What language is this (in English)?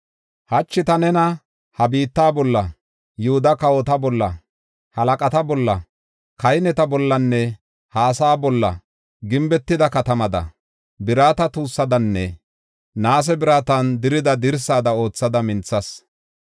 Gofa